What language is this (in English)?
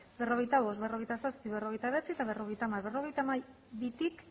Basque